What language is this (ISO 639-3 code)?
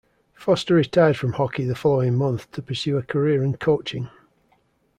eng